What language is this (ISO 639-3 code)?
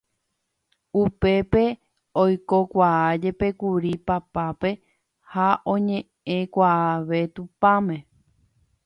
grn